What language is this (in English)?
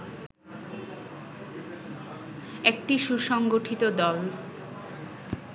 Bangla